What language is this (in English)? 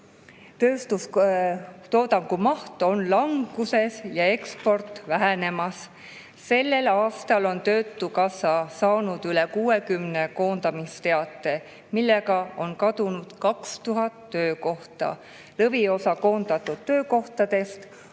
Estonian